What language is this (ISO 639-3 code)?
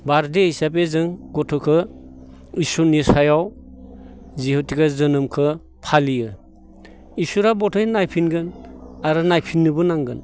brx